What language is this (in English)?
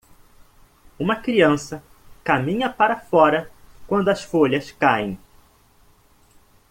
Portuguese